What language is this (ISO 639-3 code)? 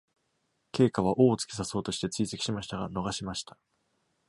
jpn